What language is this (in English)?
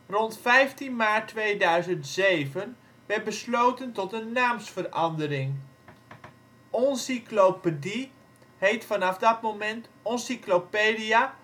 Dutch